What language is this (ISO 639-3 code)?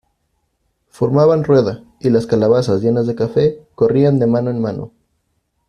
spa